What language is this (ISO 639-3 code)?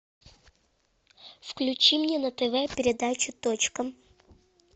rus